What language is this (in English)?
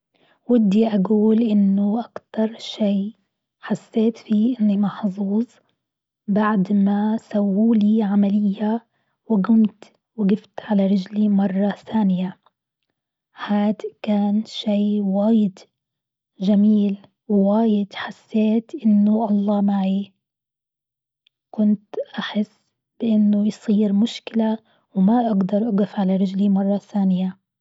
Gulf Arabic